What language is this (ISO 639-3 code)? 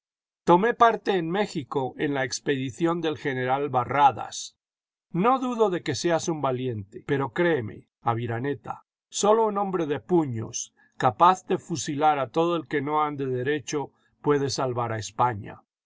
spa